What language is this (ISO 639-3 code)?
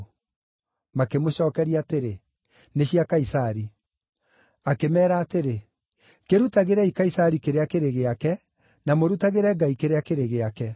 kik